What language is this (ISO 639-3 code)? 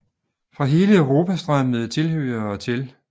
dan